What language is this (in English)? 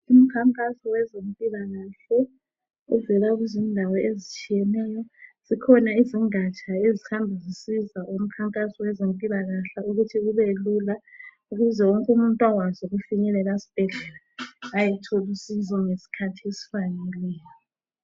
North Ndebele